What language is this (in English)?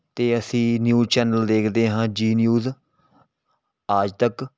Punjabi